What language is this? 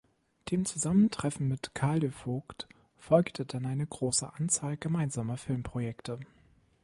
German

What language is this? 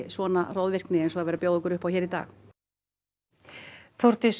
Icelandic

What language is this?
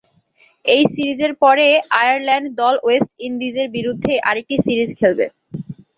Bangla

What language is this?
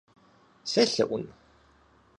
Kabardian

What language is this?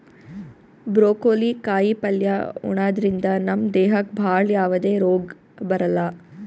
Kannada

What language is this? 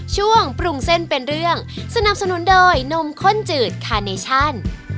Thai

